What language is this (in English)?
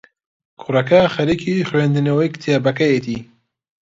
Central Kurdish